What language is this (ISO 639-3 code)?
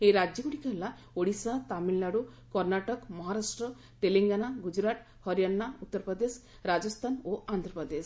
ori